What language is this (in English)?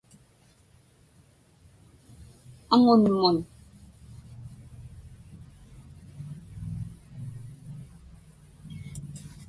Inupiaq